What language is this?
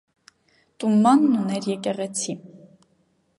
Armenian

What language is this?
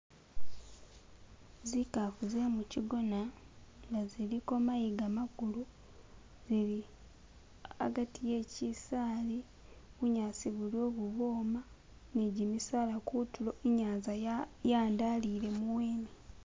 Masaaba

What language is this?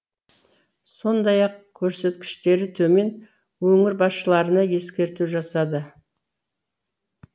Kazakh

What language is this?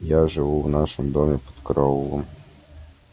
Russian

